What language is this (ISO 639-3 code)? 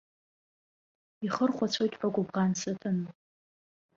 abk